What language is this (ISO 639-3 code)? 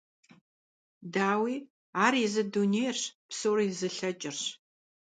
kbd